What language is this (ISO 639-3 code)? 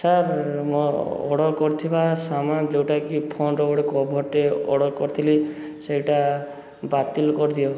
ori